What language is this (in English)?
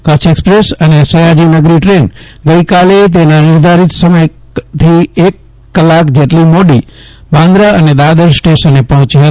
Gujarati